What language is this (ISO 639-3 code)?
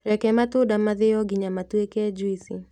kik